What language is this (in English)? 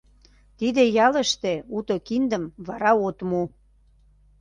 Mari